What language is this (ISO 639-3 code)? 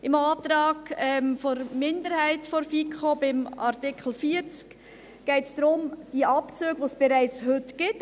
gsw